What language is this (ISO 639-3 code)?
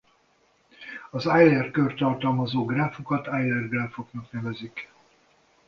hun